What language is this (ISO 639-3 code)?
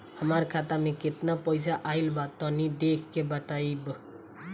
bho